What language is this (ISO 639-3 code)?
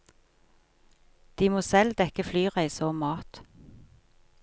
nor